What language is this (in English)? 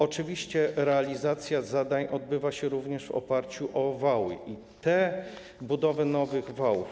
Polish